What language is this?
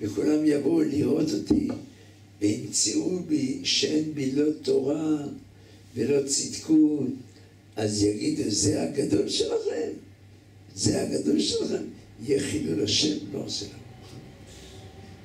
Hebrew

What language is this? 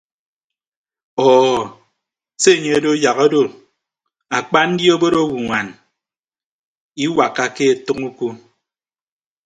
Ibibio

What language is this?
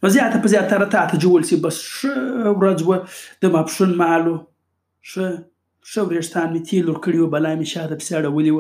Urdu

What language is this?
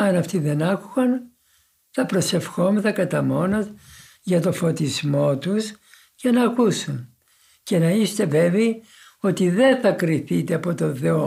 Greek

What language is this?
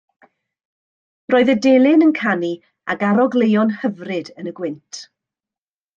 Welsh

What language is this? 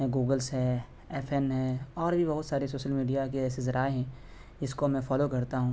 Urdu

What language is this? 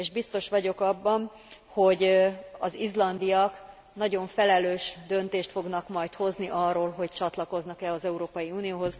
Hungarian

